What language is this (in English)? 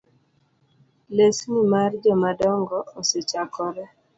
Luo (Kenya and Tanzania)